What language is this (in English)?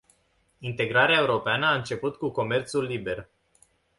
Romanian